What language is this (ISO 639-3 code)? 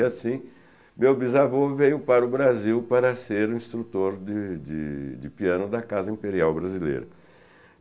por